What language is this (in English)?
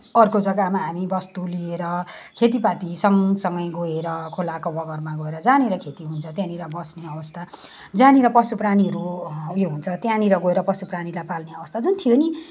Nepali